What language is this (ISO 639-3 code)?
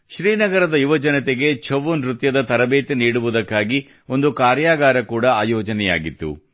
kan